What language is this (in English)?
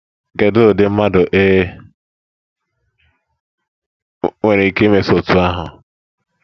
Igbo